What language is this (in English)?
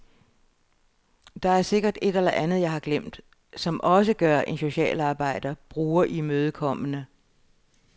Danish